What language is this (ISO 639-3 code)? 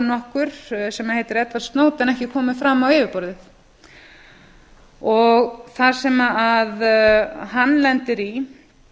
isl